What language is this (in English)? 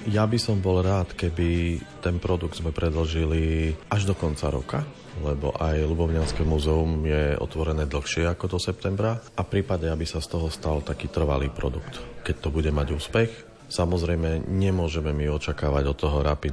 Slovak